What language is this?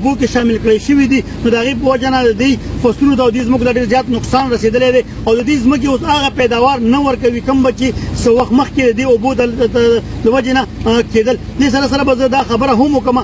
Romanian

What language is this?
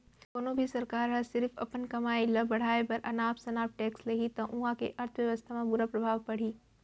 Chhattisgarhi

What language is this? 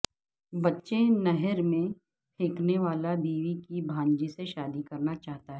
Urdu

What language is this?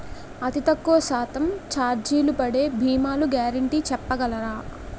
Telugu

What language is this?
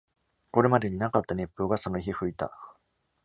Japanese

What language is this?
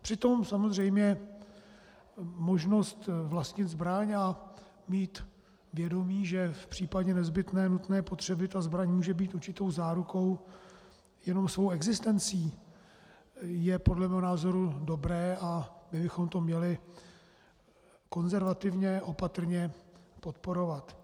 Czech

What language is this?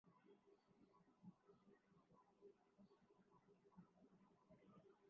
Bangla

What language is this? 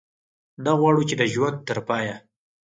Pashto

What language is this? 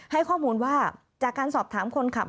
Thai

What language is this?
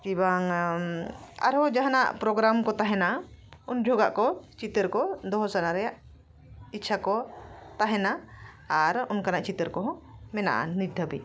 Santali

